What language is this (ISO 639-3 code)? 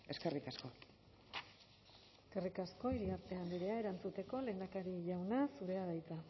eus